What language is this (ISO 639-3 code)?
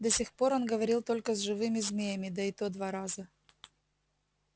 rus